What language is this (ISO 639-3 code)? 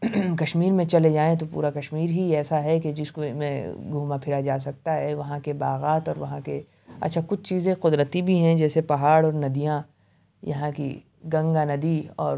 urd